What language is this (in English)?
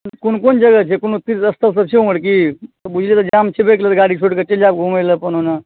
Maithili